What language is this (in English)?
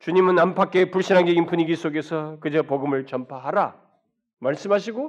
Korean